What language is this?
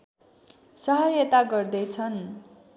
Nepali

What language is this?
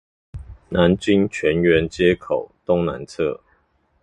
Chinese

